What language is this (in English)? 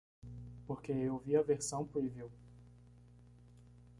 Portuguese